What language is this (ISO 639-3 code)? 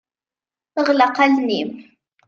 kab